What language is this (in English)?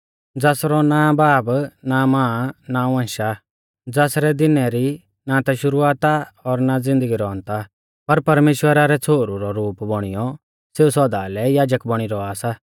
Mahasu Pahari